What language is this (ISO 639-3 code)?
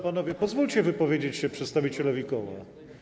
pol